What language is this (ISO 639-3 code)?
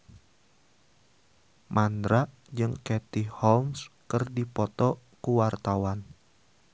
sun